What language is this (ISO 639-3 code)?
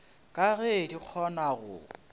nso